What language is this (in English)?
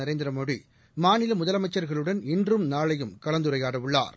Tamil